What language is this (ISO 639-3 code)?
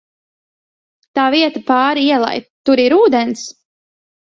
lav